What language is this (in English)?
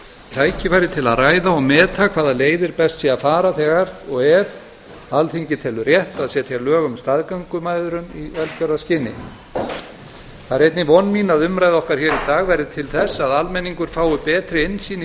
Icelandic